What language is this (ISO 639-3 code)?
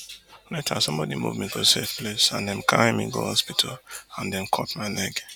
pcm